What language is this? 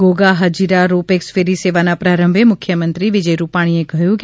Gujarati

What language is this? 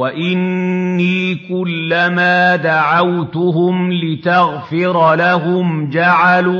Arabic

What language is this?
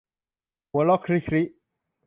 Thai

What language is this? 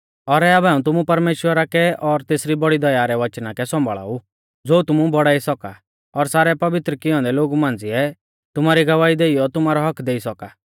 Mahasu Pahari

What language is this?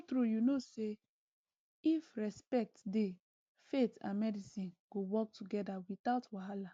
Nigerian Pidgin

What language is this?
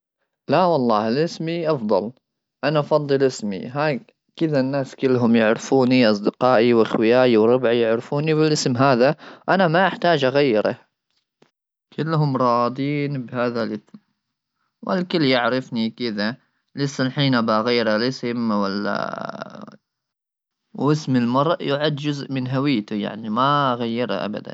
Gulf Arabic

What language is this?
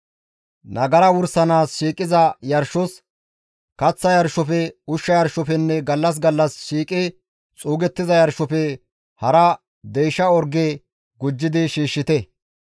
Gamo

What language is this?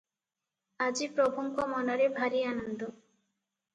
Odia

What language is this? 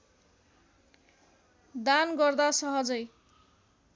Nepali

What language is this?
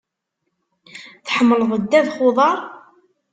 Kabyle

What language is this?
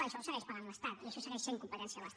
Catalan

